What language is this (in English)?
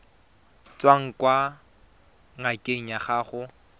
Tswana